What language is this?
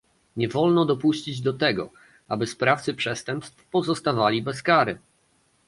Polish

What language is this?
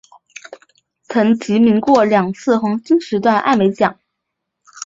Chinese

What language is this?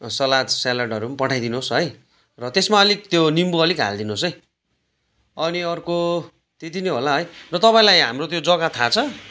Nepali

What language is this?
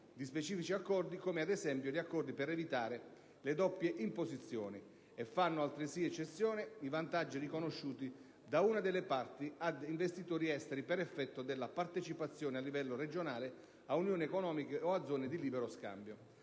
Italian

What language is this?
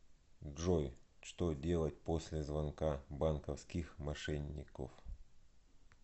Russian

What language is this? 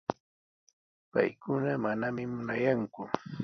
Sihuas Ancash Quechua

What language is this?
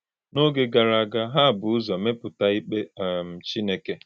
Igbo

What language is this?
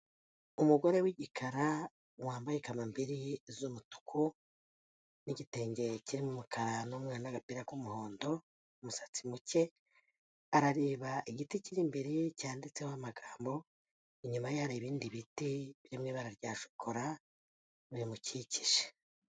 Kinyarwanda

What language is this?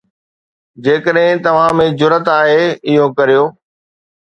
Sindhi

